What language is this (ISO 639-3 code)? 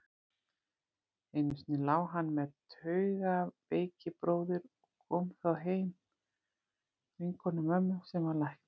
isl